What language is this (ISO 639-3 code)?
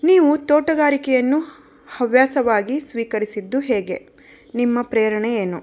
kan